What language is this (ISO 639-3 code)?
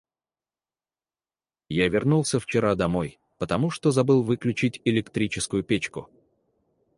rus